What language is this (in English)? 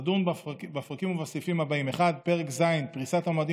Hebrew